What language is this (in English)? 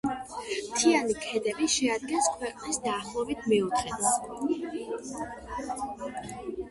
Georgian